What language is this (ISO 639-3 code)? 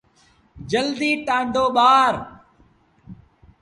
sbn